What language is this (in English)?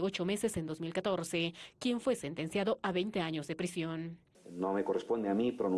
Spanish